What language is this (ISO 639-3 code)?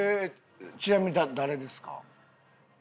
jpn